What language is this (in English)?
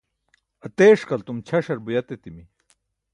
Burushaski